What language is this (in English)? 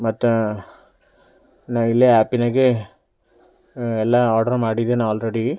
Kannada